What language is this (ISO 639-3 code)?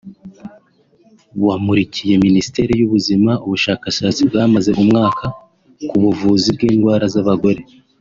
kin